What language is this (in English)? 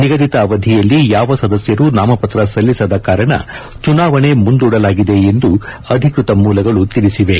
Kannada